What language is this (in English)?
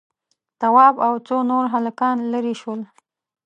Pashto